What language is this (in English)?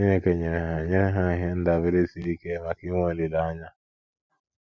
Igbo